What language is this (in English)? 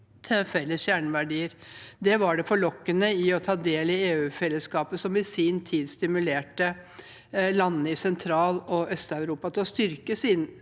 Norwegian